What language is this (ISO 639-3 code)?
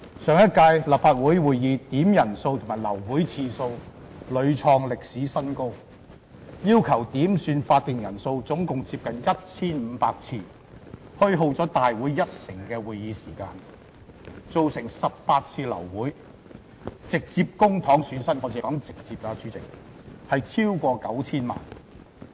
yue